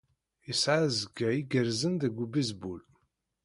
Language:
Kabyle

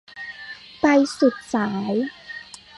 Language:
Thai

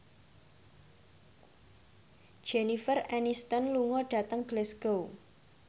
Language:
Javanese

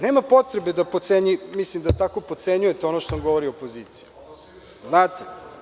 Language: Serbian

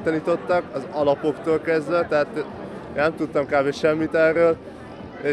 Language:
Hungarian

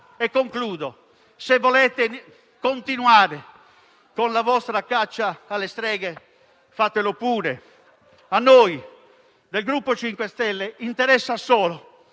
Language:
Italian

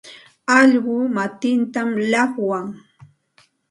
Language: Santa Ana de Tusi Pasco Quechua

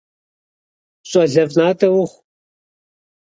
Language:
Kabardian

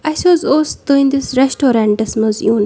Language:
Kashmiri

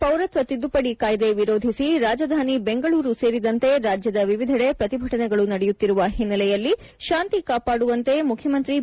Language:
Kannada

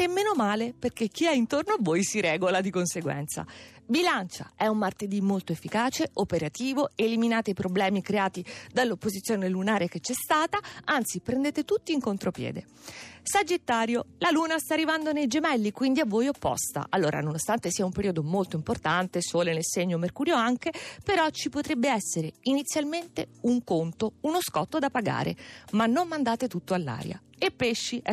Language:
Italian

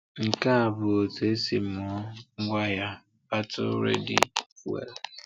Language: Igbo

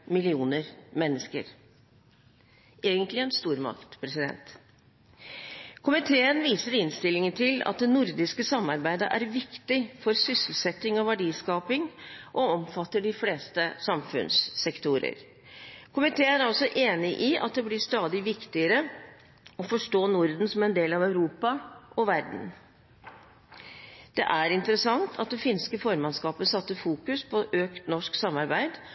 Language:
Norwegian Bokmål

